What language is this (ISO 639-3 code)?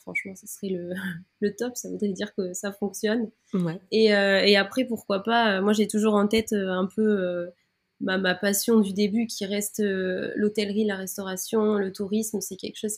fra